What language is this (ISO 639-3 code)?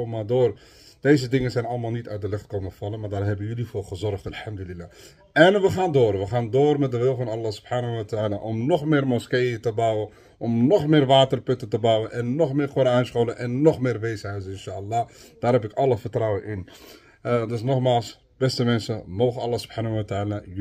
nld